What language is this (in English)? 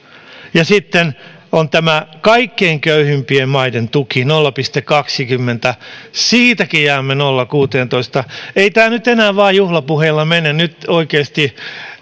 Finnish